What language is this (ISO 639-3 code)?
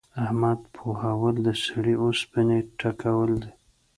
pus